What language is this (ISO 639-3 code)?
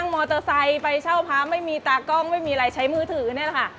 tha